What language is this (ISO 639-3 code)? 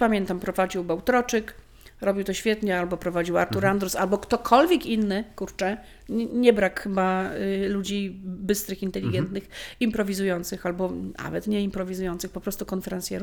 pol